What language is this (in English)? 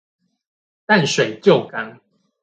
Chinese